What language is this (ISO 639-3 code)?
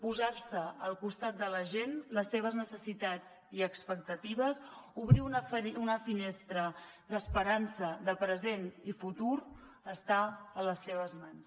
cat